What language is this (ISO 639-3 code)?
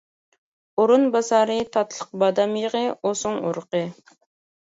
uig